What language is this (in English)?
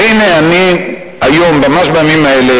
Hebrew